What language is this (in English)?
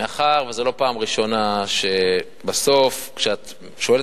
Hebrew